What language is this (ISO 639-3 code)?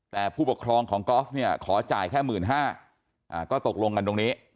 tha